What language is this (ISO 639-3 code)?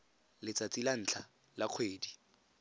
tsn